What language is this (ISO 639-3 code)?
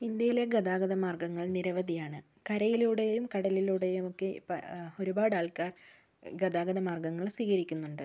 mal